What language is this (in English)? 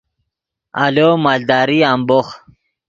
Yidgha